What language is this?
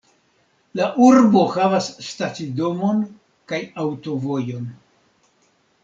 Esperanto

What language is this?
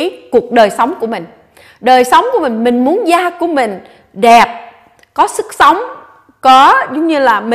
Vietnamese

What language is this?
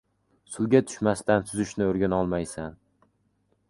Uzbek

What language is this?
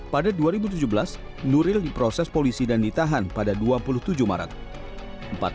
Indonesian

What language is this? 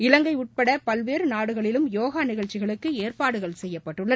Tamil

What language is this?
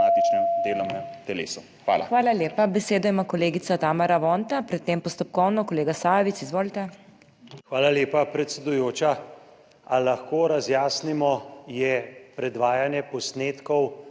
Slovenian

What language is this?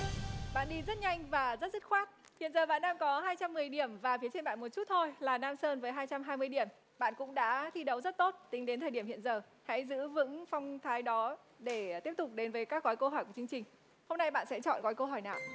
Vietnamese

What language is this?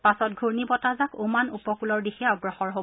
Assamese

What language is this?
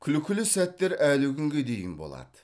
Kazakh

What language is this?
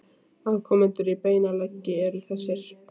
Icelandic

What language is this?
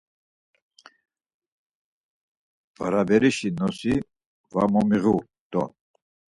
Laz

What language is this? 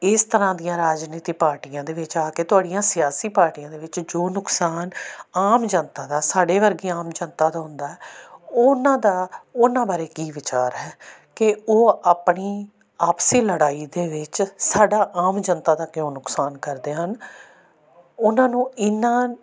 Punjabi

